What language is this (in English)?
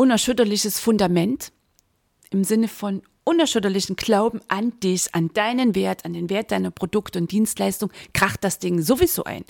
German